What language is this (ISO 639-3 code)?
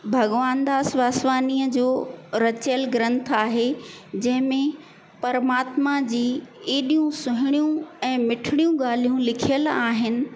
snd